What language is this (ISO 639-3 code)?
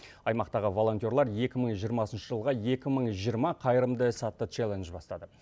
kaz